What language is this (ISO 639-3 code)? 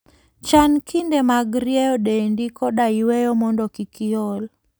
luo